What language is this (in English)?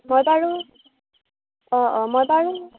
Assamese